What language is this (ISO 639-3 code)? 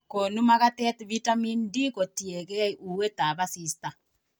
kln